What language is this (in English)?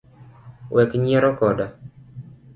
Luo (Kenya and Tanzania)